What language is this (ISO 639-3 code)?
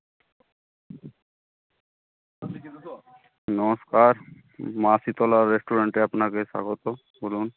ben